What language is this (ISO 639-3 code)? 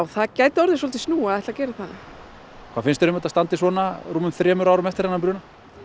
isl